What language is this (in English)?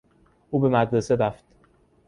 Persian